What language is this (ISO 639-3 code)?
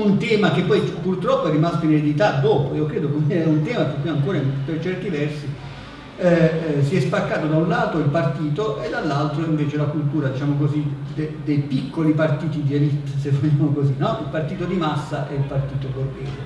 ita